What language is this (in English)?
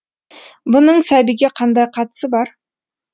Kazakh